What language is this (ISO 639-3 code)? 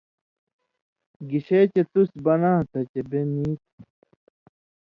mvy